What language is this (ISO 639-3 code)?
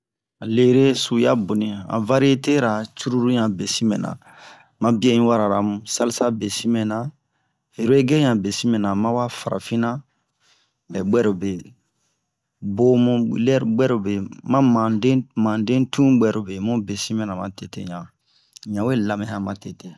bmq